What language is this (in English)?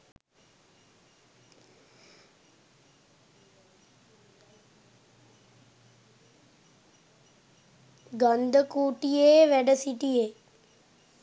Sinhala